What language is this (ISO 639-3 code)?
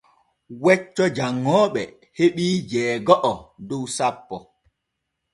fue